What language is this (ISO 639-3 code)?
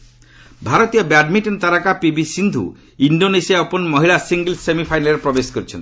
ori